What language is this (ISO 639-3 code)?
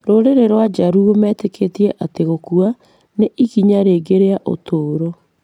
kik